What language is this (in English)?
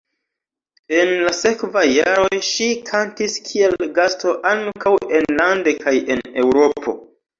Esperanto